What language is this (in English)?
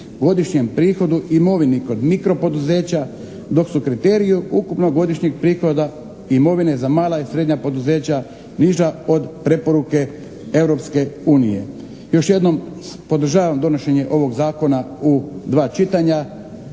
Croatian